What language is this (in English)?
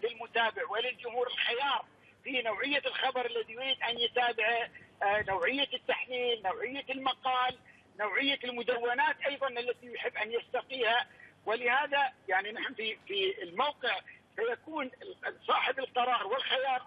Arabic